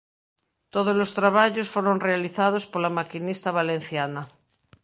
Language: Galician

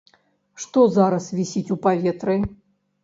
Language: Belarusian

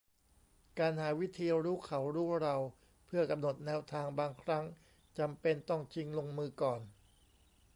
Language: Thai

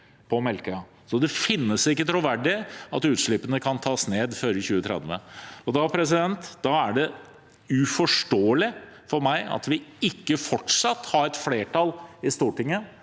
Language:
Norwegian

